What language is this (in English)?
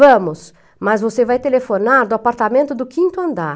Portuguese